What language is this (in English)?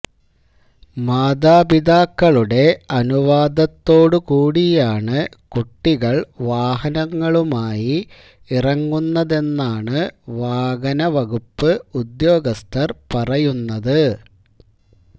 Malayalam